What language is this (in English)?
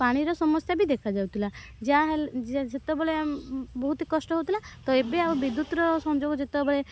Odia